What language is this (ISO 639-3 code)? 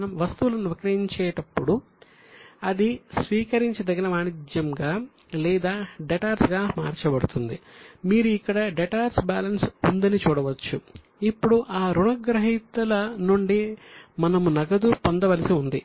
tel